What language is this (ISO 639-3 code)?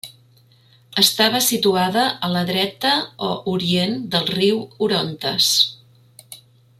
cat